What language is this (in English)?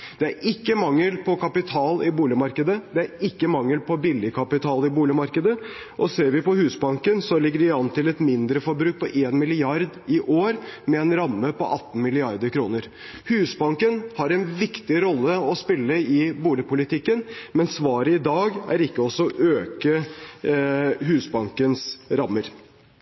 Norwegian Bokmål